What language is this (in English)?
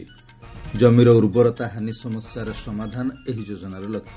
Odia